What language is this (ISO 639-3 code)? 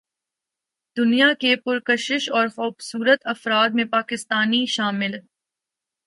urd